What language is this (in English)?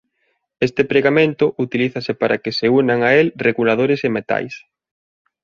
Galician